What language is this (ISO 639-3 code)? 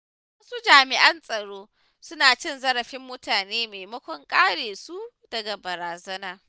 hau